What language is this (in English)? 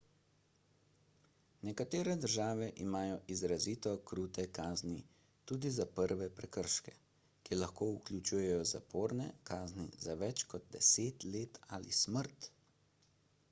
Slovenian